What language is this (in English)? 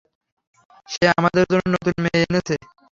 Bangla